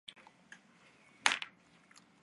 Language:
Chinese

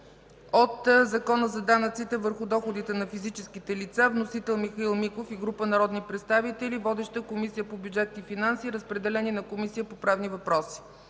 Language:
Bulgarian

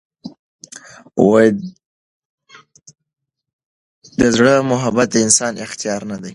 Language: Pashto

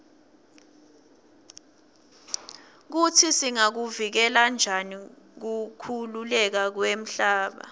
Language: Swati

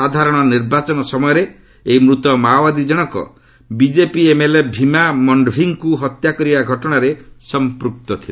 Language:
Odia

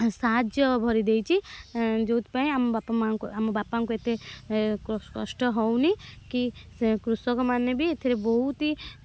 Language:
Odia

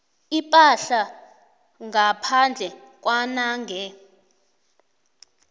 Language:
South Ndebele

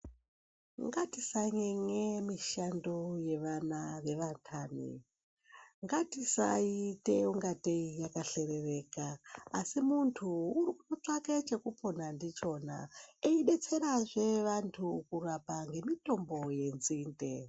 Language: Ndau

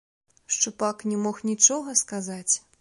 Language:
Belarusian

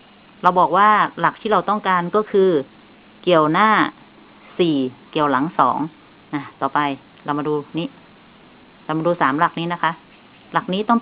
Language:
Thai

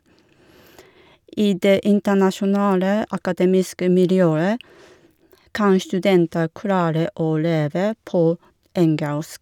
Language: Norwegian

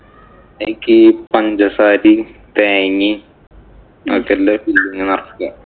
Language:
Malayalam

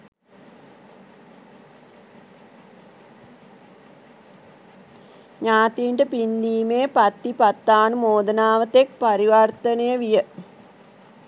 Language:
Sinhala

